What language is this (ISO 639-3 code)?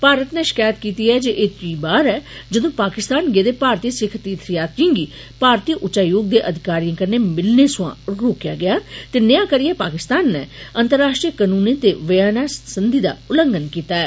doi